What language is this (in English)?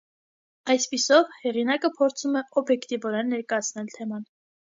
Armenian